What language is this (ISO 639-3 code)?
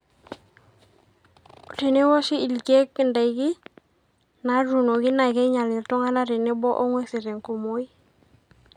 mas